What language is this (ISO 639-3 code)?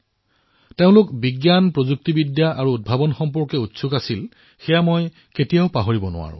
asm